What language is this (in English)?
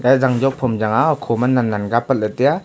Wancho Naga